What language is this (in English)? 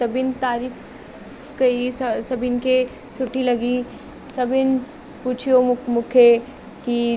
Sindhi